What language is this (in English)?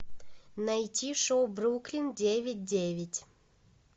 Russian